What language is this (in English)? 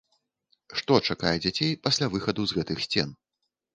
Belarusian